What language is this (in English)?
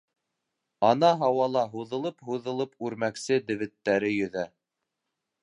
Bashkir